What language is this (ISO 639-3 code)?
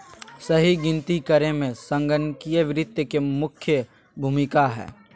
mag